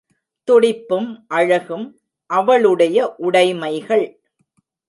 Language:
Tamil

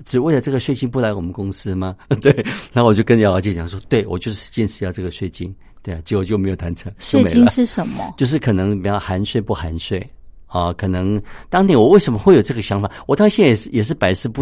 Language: Chinese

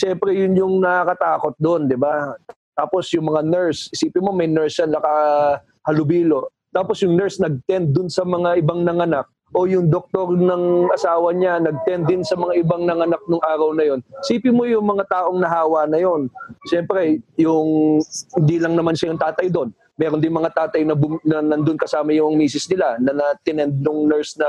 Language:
Filipino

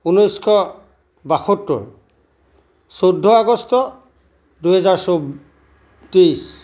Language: Assamese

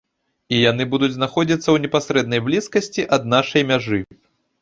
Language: Belarusian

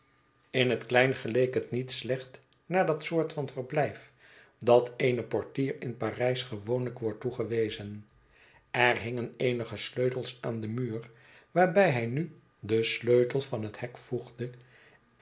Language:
Dutch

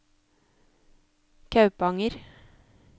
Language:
Norwegian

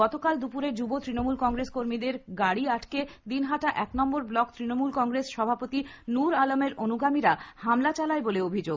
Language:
Bangla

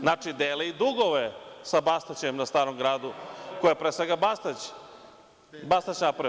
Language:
Serbian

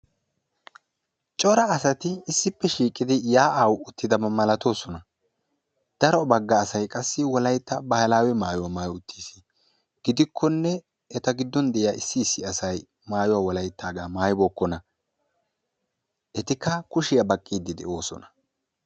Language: Wolaytta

